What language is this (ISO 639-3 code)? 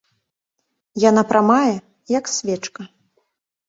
bel